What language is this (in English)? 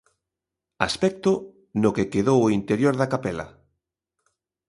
Galician